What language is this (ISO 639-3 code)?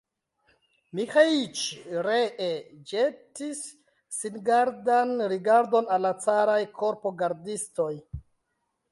epo